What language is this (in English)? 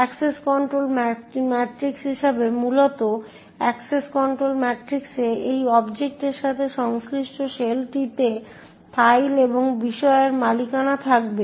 Bangla